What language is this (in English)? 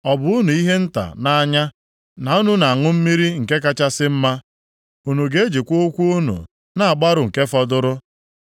Igbo